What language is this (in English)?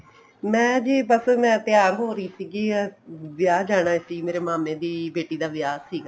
Punjabi